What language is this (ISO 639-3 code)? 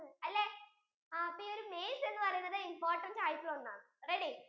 mal